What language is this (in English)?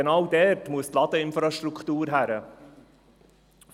Swiss German